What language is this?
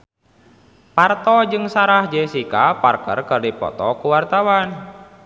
Sundanese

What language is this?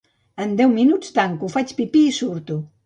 Catalan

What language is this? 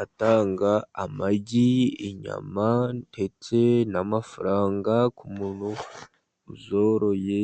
Kinyarwanda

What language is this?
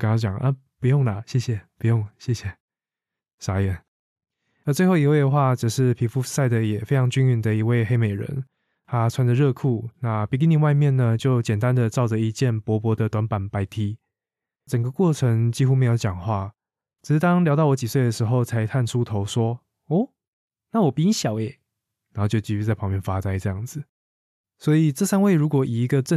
Chinese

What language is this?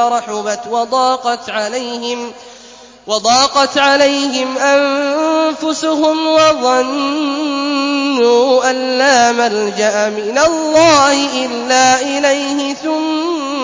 Arabic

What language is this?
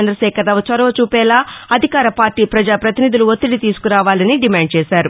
Telugu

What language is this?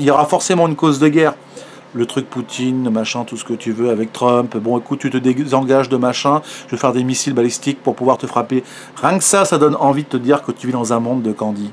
French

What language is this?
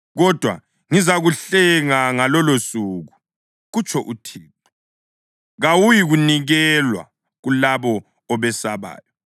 North Ndebele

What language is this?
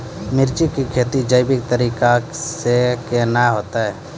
Maithili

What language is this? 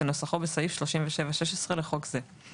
Hebrew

